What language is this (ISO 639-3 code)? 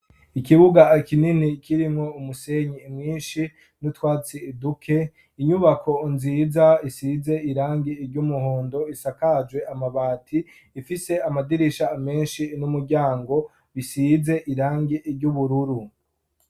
run